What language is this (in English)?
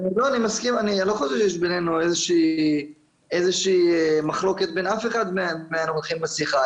Hebrew